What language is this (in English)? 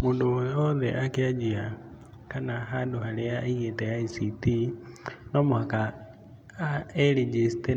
Kikuyu